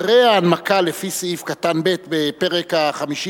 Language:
Hebrew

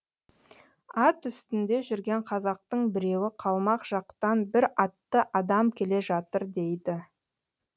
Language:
Kazakh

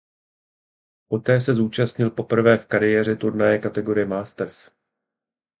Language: Czech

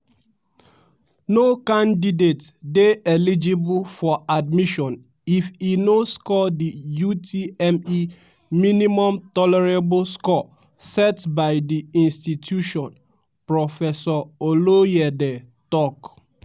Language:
Nigerian Pidgin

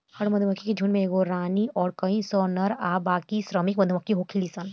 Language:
Bhojpuri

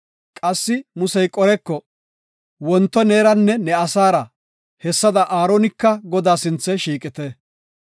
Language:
Gofa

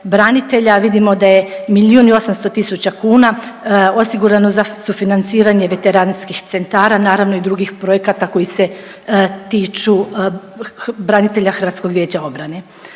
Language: Croatian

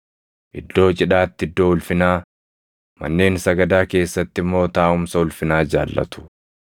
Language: Oromo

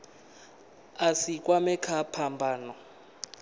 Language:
Venda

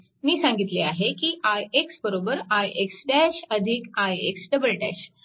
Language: Marathi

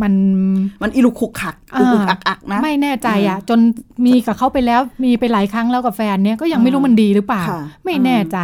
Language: Thai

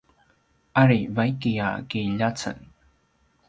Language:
Paiwan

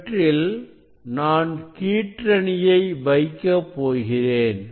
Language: Tamil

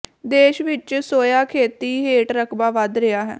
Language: Punjabi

